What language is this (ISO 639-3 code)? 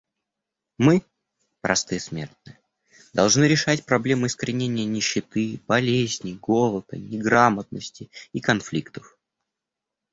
rus